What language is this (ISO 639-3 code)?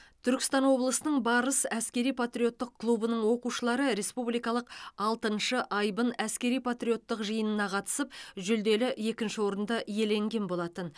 kaz